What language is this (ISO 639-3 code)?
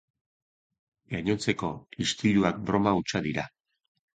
eus